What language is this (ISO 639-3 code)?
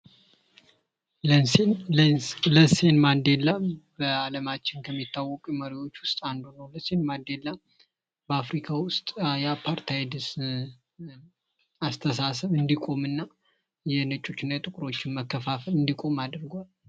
amh